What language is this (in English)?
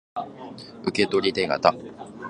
Japanese